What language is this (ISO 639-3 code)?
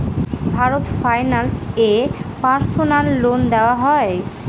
ben